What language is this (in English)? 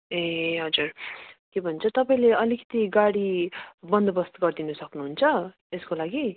Nepali